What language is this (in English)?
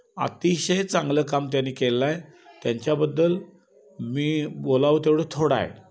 Marathi